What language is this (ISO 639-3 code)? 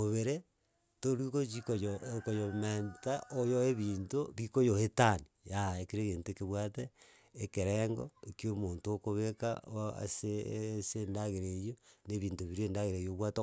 guz